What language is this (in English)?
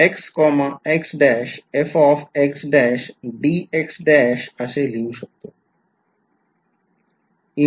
Marathi